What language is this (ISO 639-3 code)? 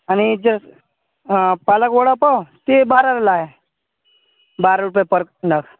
mar